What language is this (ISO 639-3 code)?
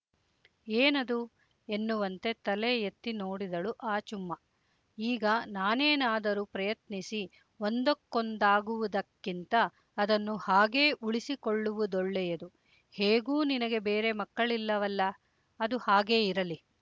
kan